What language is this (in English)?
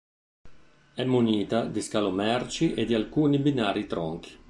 Italian